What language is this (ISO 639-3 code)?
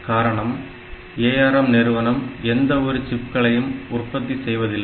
tam